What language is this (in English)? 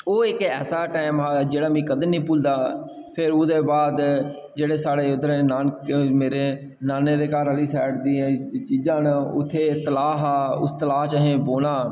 Dogri